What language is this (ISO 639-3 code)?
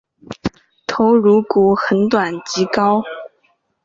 zho